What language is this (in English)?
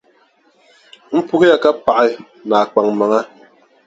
Dagbani